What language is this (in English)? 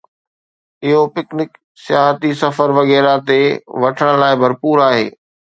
Sindhi